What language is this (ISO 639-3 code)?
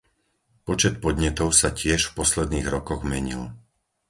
slk